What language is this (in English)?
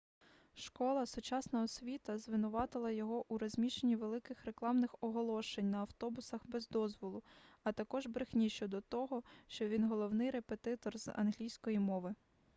Ukrainian